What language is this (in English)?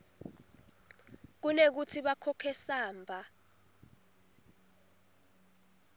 Swati